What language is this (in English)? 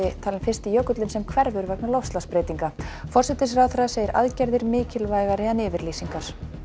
Icelandic